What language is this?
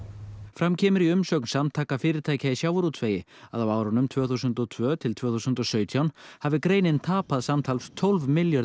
Icelandic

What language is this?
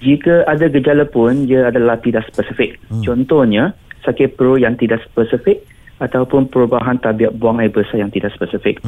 Malay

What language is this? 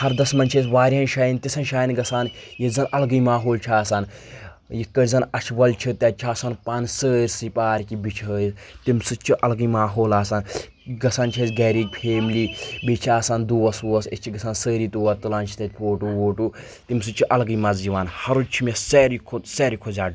Kashmiri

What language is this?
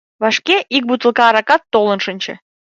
Mari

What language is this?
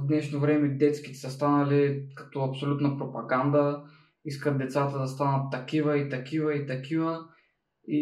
Bulgarian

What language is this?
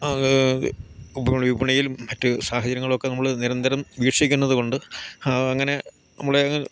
Malayalam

